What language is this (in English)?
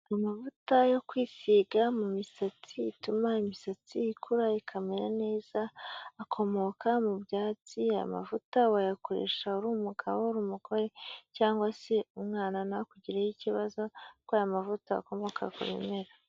Kinyarwanda